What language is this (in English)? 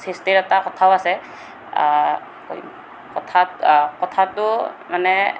Assamese